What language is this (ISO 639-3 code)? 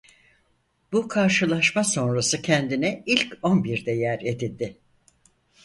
tur